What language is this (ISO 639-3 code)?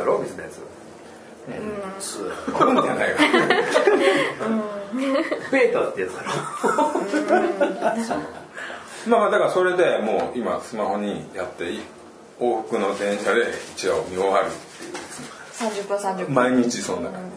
jpn